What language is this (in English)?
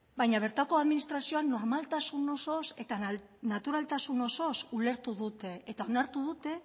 Basque